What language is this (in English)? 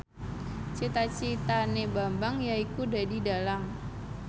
Javanese